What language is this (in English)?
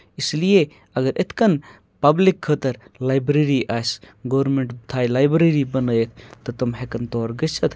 Kashmiri